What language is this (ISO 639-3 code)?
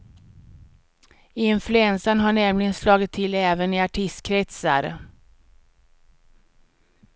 swe